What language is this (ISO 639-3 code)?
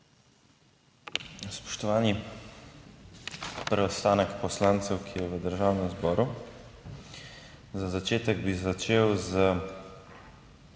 slv